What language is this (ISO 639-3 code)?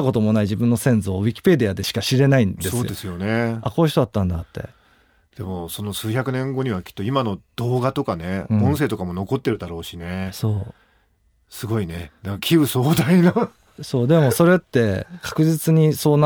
jpn